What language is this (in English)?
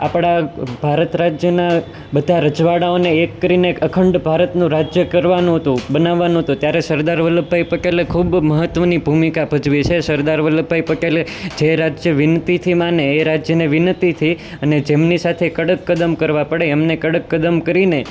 Gujarati